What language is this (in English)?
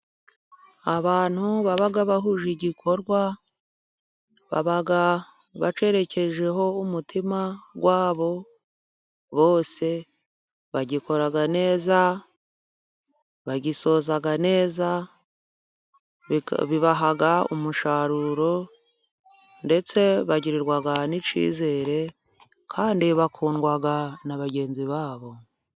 Kinyarwanda